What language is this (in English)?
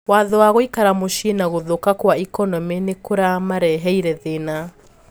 Kikuyu